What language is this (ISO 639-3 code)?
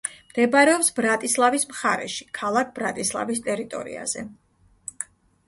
kat